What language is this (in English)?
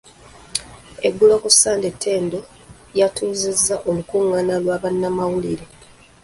Ganda